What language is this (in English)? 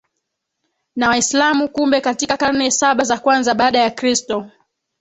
Swahili